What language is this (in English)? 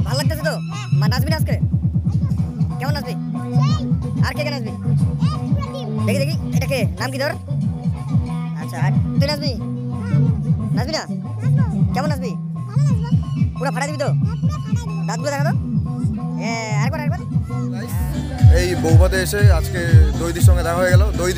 Indonesian